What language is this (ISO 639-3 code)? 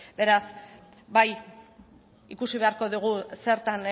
eus